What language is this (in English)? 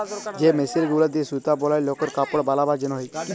Bangla